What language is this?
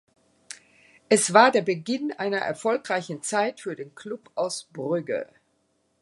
German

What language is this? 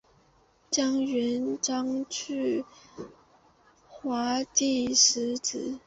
Chinese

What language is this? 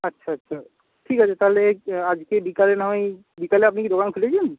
Bangla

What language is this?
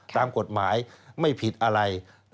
Thai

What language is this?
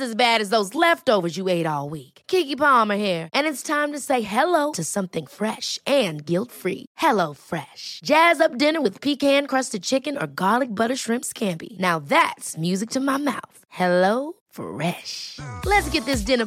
Swedish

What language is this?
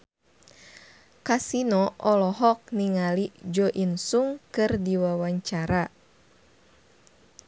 Sundanese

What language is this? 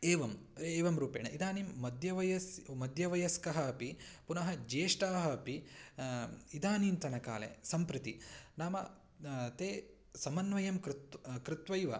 Sanskrit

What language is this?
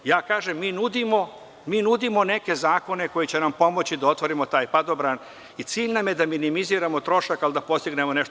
Serbian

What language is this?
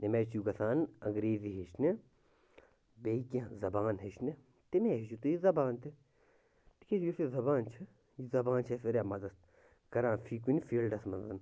Kashmiri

